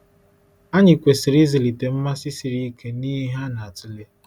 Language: Igbo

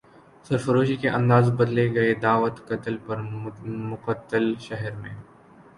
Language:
Urdu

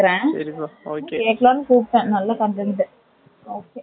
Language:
Tamil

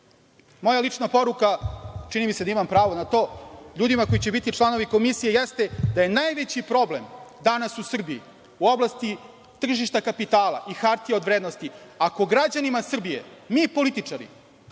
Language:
Serbian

